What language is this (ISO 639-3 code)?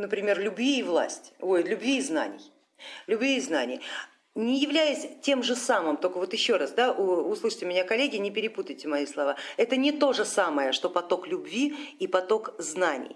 rus